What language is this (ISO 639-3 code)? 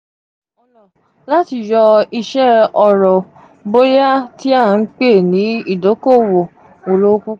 yor